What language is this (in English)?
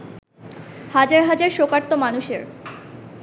Bangla